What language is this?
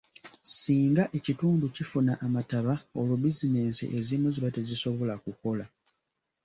Ganda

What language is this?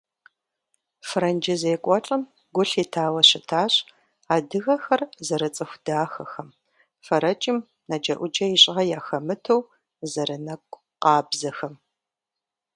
Kabardian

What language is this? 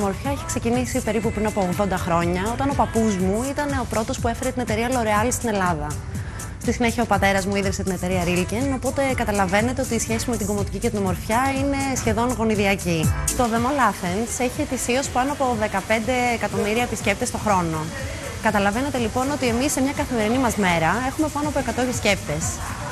Greek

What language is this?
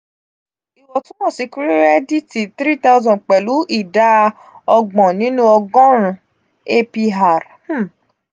Yoruba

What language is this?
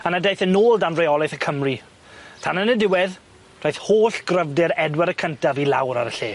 Welsh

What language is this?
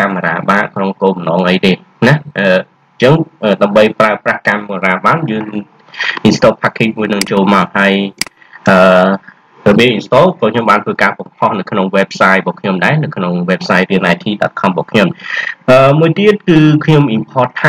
Vietnamese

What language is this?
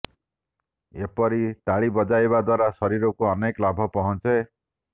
Odia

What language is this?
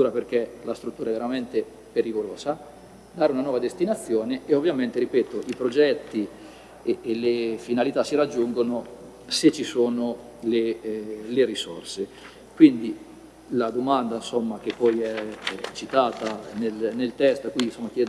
Italian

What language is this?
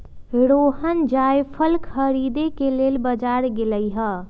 Magahi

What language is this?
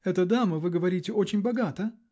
Russian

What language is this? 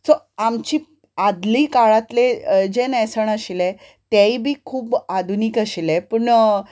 Konkani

